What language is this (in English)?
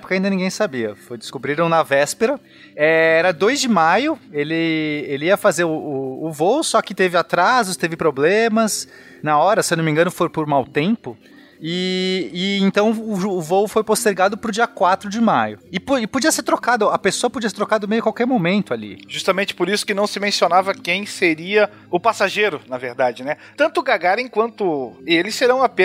Portuguese